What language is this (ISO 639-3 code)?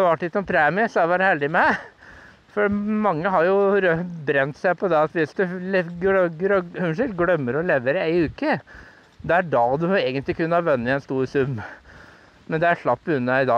nor